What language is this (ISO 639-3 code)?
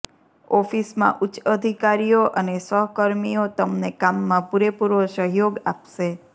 guj